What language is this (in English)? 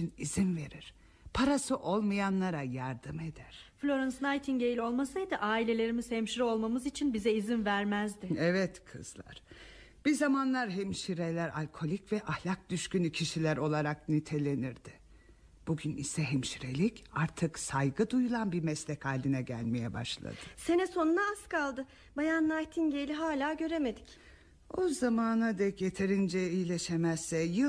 Turkish